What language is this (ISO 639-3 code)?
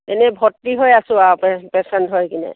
asm